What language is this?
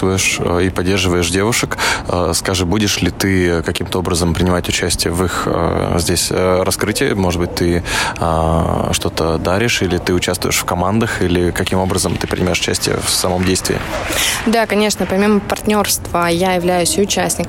Russian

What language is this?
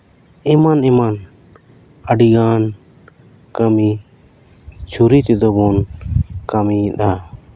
Santali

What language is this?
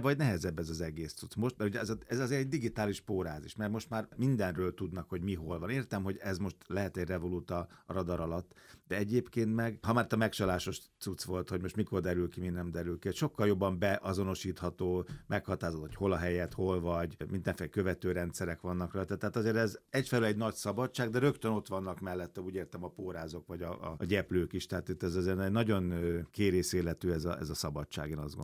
Hungarian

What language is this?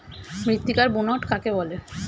Bangla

